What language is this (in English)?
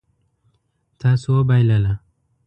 Pashto